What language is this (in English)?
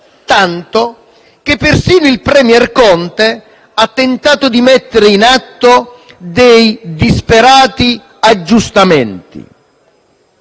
Italian